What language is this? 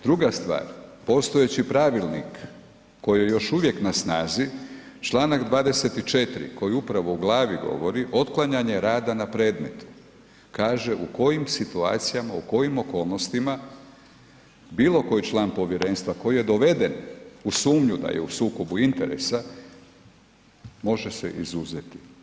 Croatian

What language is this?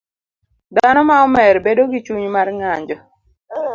Luo (Kenya and Tanzania)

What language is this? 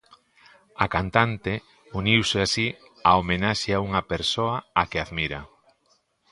Galician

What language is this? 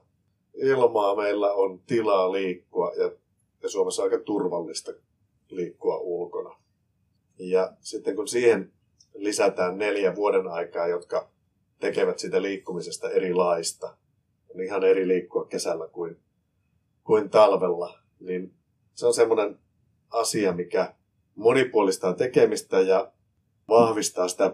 Finnish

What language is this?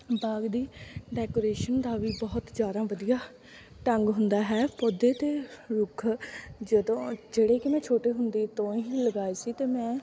Punjabi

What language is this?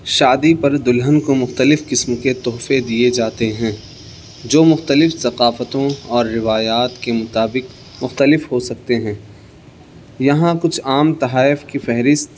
Urdu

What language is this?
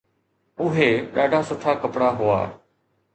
Sindhi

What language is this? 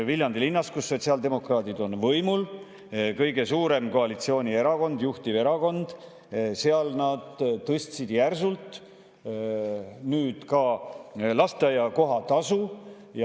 Estonian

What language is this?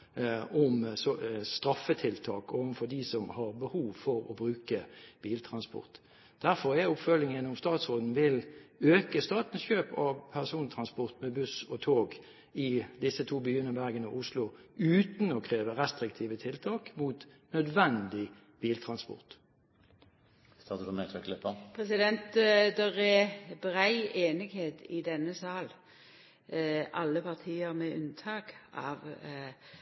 Norwegian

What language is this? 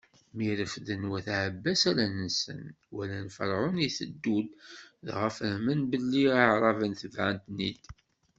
Kabyle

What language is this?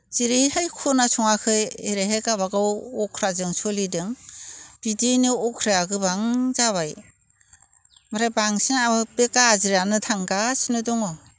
Bodo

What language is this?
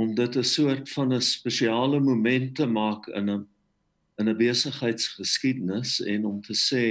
Dutch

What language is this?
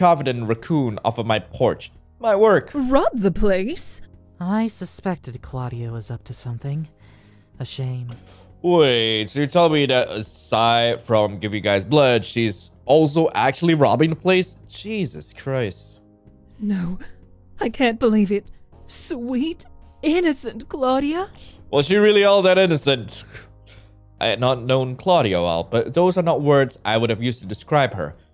English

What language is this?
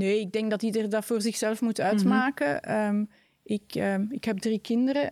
Dutch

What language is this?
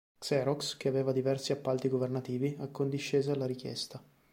Italian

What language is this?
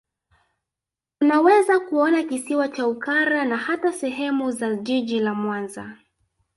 Swahili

